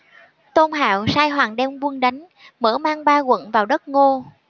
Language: Vietnamese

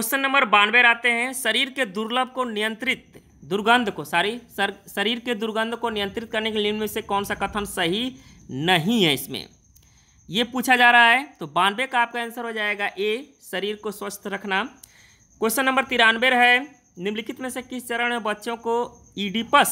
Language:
Hindi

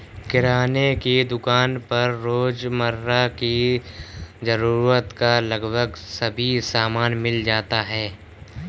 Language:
Hindi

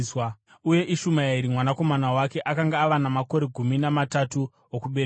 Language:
Shona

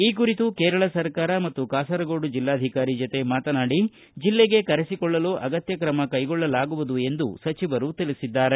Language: Kannada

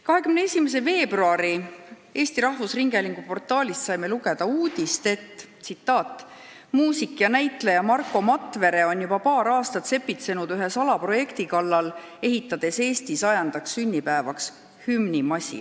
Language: Estonian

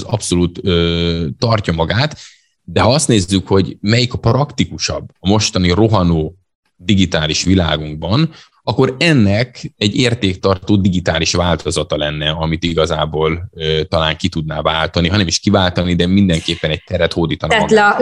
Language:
Hungarian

